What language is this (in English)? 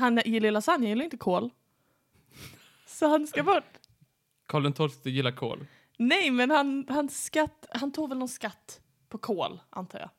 Swedish